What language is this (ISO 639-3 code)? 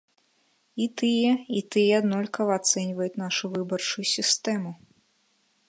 bel